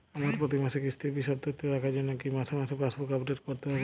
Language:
Bangla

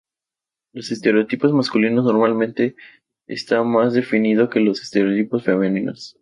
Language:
Spanish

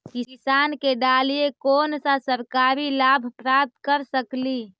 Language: Magahi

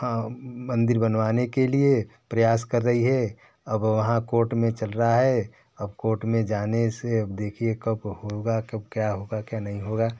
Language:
Hindi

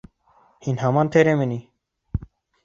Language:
Bashkir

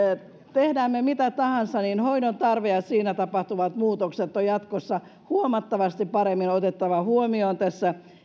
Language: Finnish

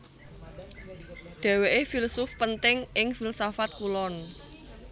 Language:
Javanese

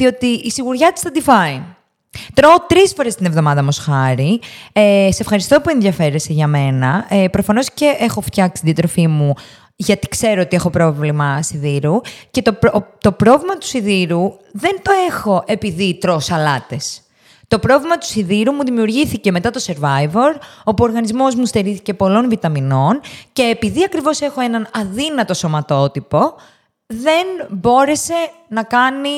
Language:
Greek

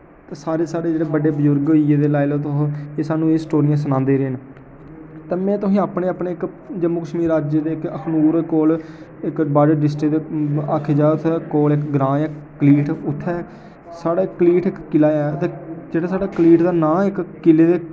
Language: Dogri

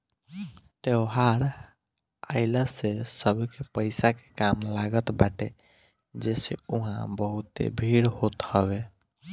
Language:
Bhojpuri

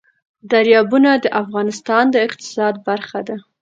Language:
Pashto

